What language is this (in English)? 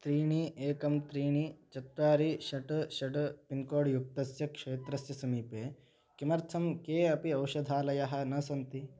Sanskrit